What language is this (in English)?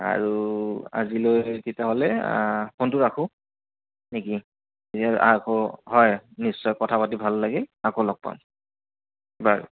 Assamese